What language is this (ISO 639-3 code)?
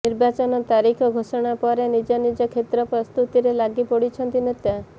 ori